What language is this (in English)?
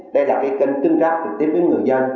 Vietnamese